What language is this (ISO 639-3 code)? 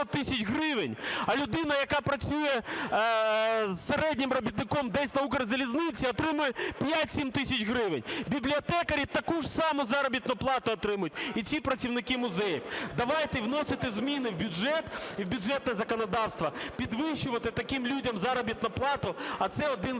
ukr